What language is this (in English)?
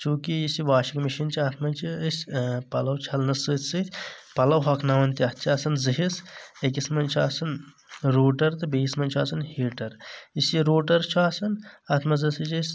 Kashmiri